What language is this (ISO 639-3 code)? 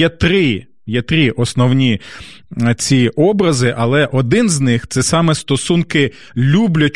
ukr